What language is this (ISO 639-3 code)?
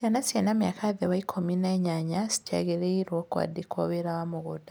kik